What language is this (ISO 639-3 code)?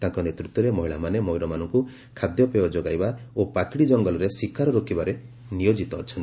ori